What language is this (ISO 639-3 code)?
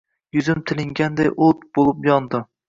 uzb